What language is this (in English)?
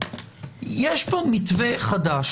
Hebrew